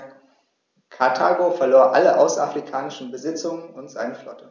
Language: German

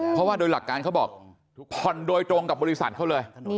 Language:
Thai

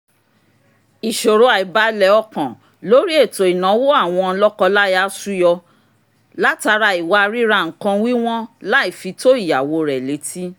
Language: Yoruba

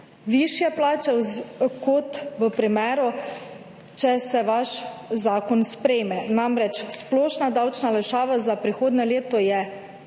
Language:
Slovenian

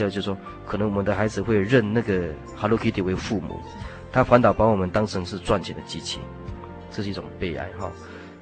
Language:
Chinese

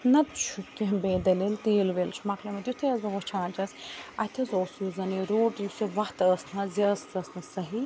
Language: Kashmiri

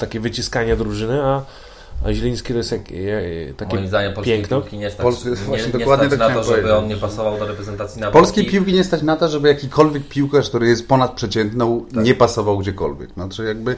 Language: Polish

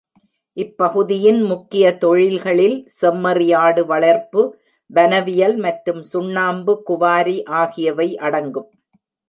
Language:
Tamil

